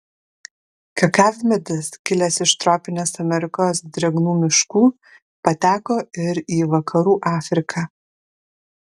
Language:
Lithuanian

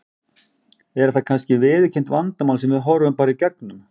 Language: Icelandic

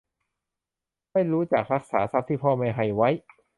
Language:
Thai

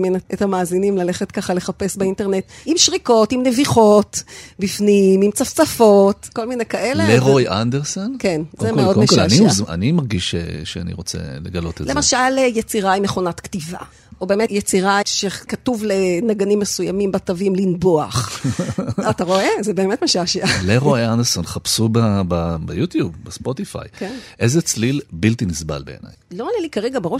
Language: Hebrew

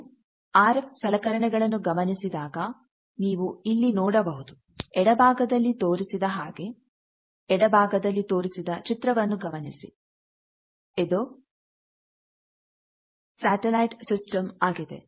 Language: Kannada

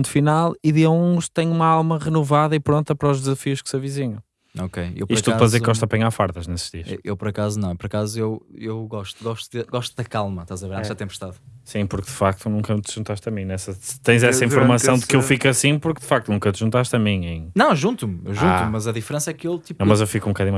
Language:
Portuguese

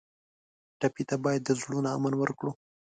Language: Pashto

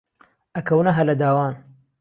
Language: Central Kurdish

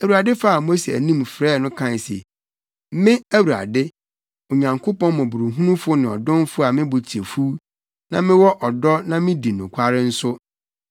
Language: Akan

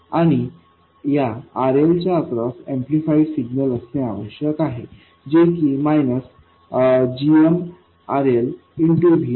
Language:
Marathi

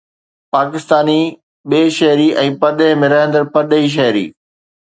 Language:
Sindhi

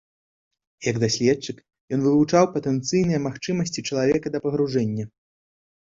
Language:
Belarusian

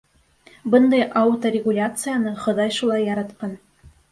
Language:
Bashkir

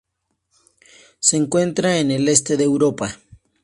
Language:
Spanish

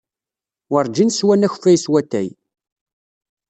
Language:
Kabyle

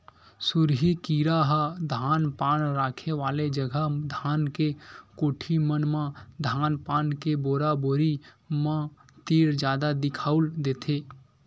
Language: Chhattisgarhi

